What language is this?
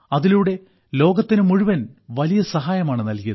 Malayalam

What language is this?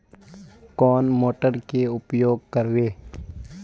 Magahi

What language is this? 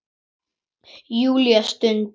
Icelandic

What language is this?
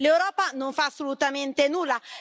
Italian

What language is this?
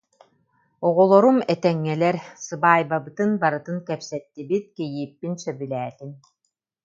Yakut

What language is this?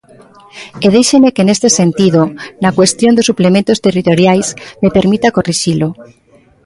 Galician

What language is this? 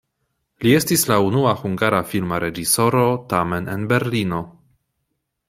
Esperanto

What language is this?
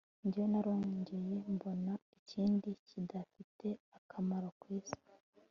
Kinyarwanda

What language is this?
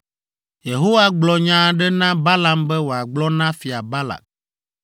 Ewe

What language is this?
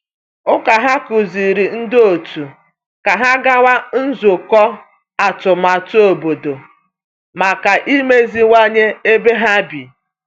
Igbo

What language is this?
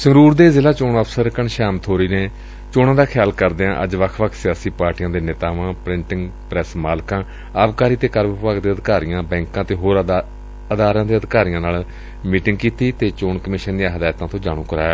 Punjabi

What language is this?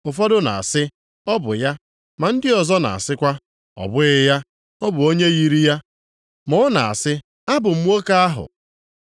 Igbo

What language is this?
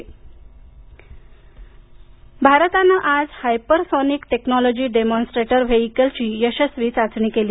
Marathi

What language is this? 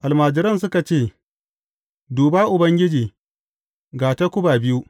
Hausa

